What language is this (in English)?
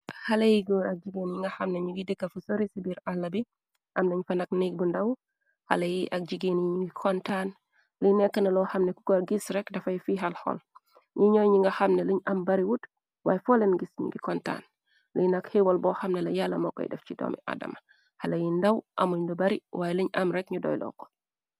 Wolof